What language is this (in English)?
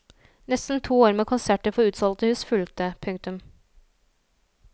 Norwegian